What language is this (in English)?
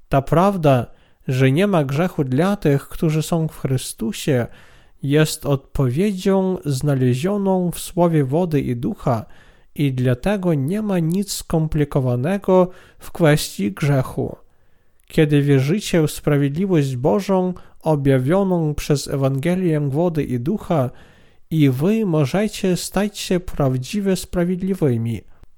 Polish